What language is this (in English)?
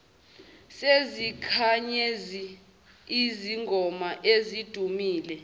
Zulu